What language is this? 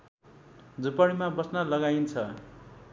Nepali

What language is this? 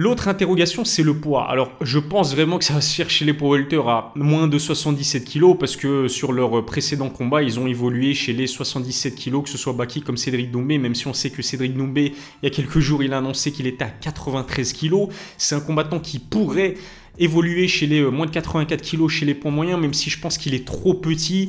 French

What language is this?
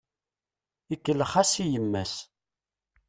Kabyle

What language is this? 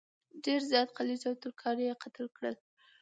Pashto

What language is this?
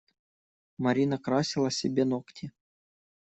Russian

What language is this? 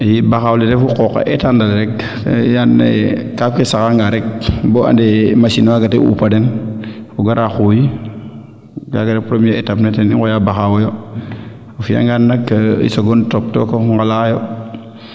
Serer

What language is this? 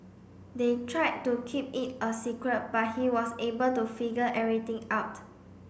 English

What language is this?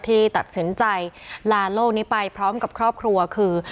Thai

